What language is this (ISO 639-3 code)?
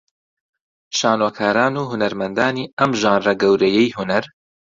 ckb